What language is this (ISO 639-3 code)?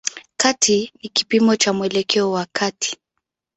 swa